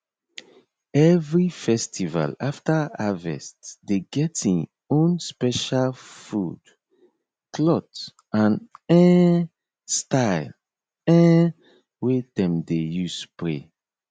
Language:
Nigerian Pidgin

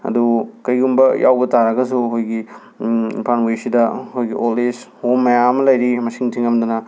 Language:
Manipuri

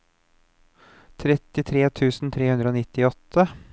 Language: Norwegian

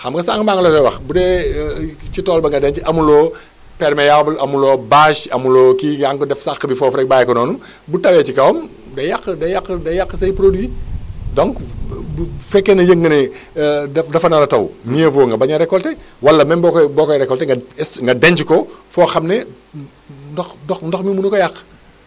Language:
Wolof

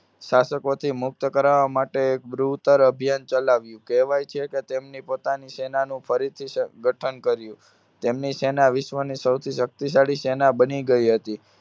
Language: Gujarati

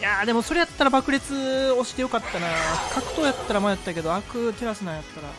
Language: Japanese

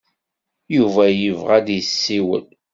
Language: Kabyle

